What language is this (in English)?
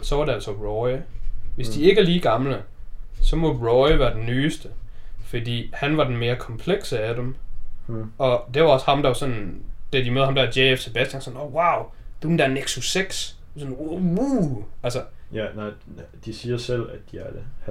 Danish